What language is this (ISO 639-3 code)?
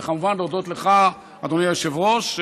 heb